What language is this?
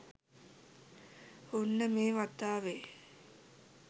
Sinhala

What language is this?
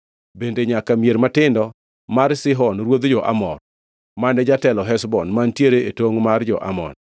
Luo (Kenya and Tanzania)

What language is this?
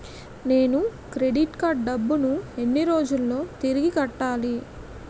Telugu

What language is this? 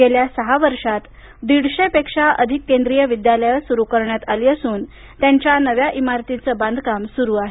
Marathi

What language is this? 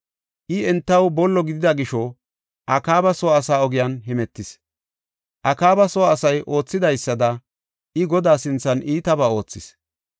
Gofa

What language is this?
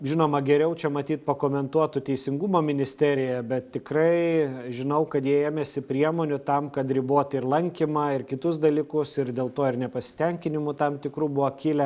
Lithuanian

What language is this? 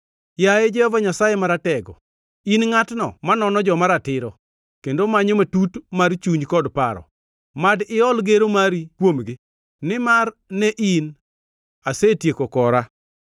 Luo (Kenya and Tanzania)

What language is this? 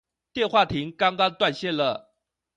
Chinese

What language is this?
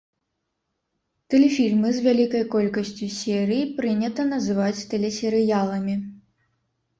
Belarusian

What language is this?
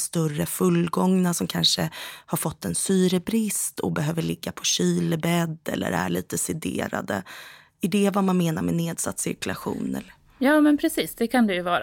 Swedish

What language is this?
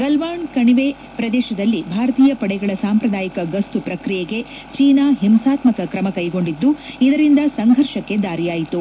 Kannada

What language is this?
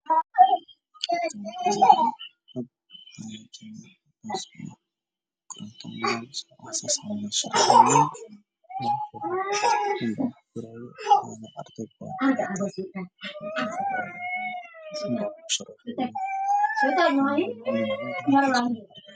Somali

